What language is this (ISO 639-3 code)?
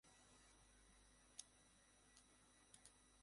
ben